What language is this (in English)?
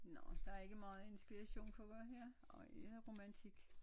Danish